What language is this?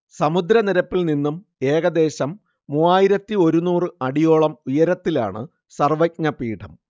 Malayalam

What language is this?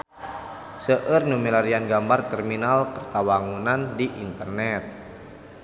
Sundanese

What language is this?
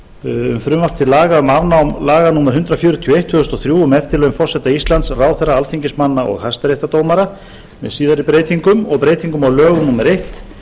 Icelandic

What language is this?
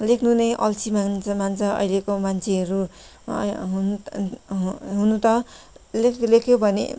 Nepali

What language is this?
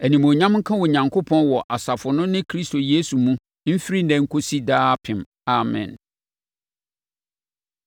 Akan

